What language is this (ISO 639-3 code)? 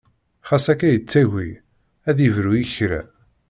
kab